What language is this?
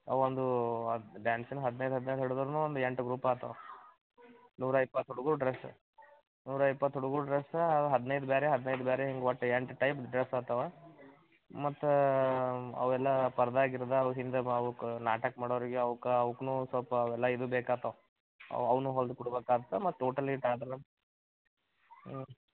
Kannada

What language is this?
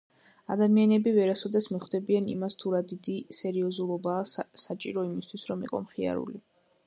Georgian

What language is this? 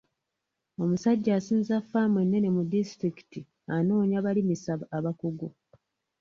Ganda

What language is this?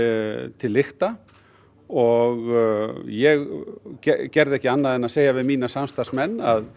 Icelandic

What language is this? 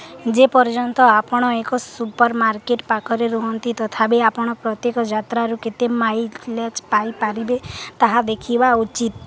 Odia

